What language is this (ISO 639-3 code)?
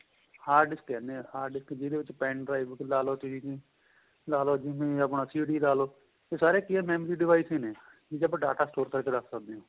pan